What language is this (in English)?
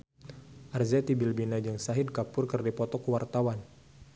Sundanese